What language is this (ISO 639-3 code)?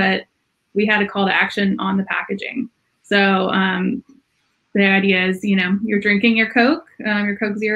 eng